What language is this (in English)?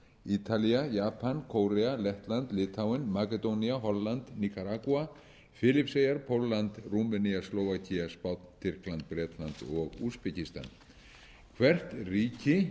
Icelandic